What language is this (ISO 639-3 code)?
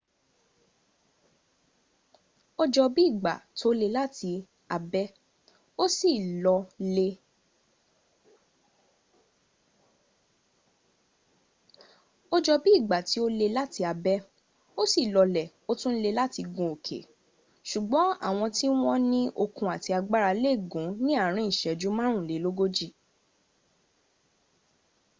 yor